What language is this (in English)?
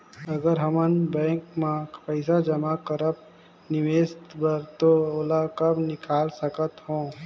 Chhattisgarhi